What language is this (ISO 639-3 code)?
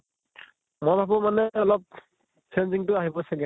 asm